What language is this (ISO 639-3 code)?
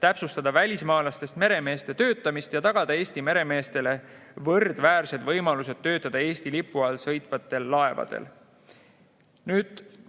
est